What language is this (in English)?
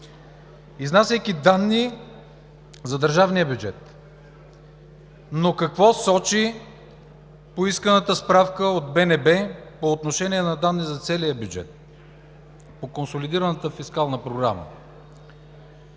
Bulgarian